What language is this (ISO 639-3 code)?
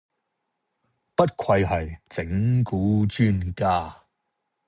yue